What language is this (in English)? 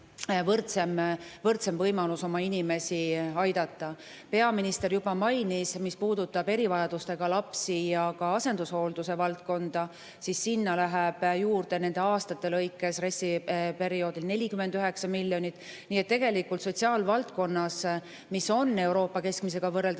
Estonian